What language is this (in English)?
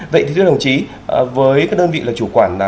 Vietnamese